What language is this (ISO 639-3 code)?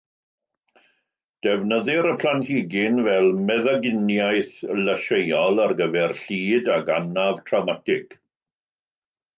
cym